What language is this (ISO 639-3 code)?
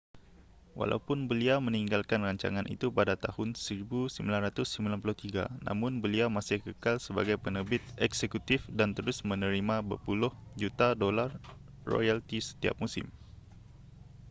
msa